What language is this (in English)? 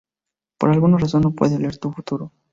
Spanish